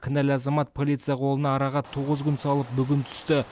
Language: Kazakh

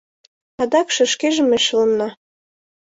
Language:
Mari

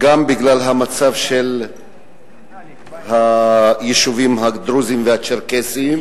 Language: Hebrew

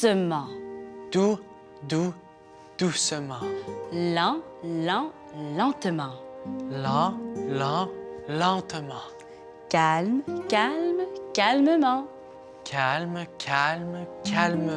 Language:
French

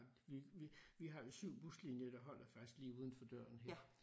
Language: Danish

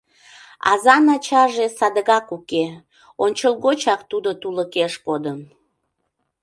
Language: Mari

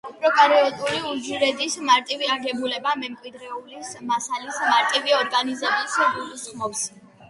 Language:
Georgian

